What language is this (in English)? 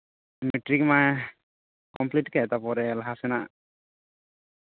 Santali